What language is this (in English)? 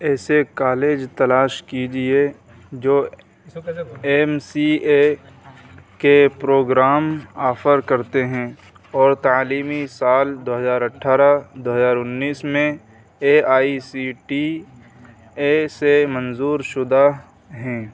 Urdu